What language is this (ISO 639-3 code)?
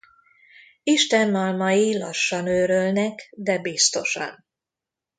hun